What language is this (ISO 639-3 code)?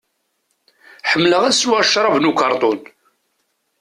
kab